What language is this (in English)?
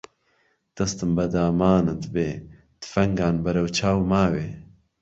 Central Kurdish